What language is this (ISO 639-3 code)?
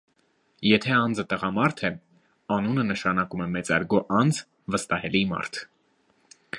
hye